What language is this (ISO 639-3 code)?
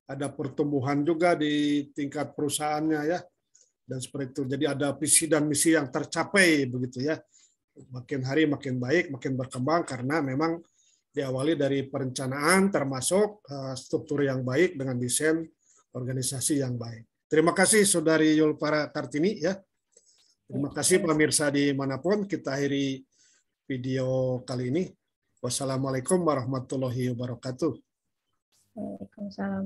ind